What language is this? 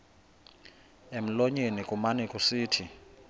Xhosa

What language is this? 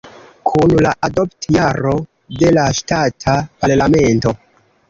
Esperanto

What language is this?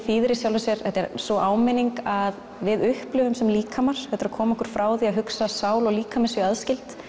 Icelandic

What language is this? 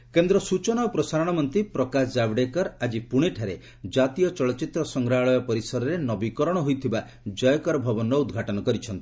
Odia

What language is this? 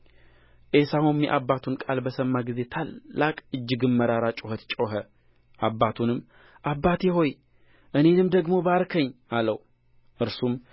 Amharic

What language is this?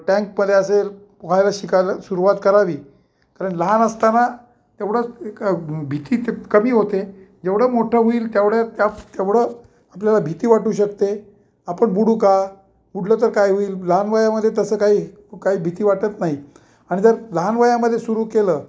Marathi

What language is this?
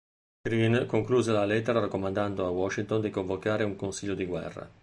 Italian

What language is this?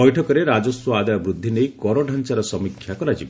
Odia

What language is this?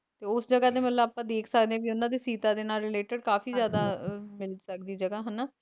Punjabi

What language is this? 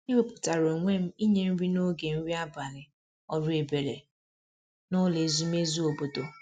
Igbo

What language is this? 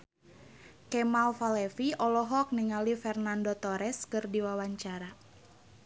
Sundanese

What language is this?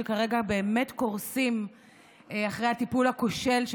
Hebrew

